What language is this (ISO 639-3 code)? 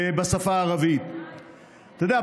heb